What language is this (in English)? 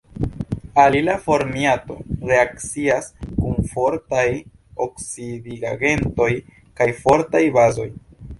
Esperanto